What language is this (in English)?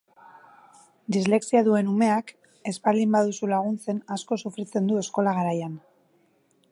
Basque